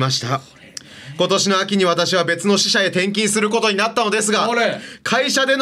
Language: Japanese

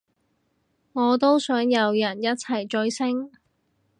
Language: Cantonese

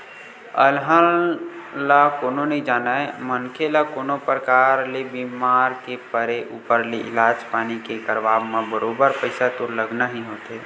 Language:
Chhattisgarhi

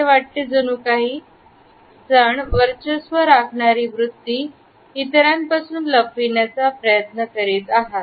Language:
Marathi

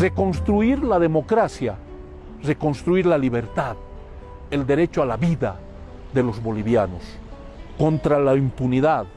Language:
Spanish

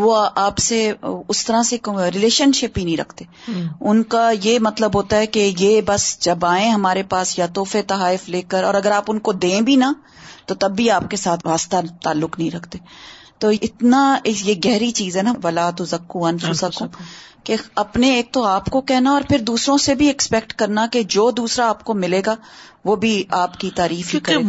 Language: Urdu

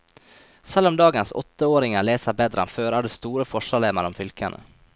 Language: Norwegian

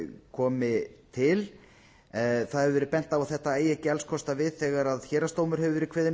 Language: Icelandic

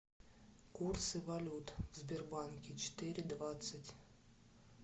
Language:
Russian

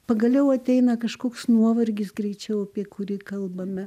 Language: Lithuanian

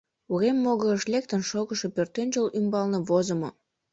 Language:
Mari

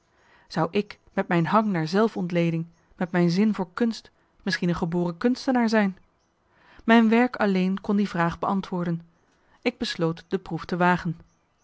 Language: Dutch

